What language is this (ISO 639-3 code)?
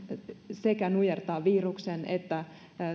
fin